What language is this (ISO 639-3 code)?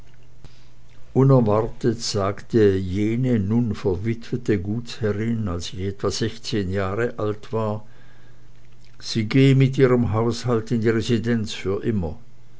deu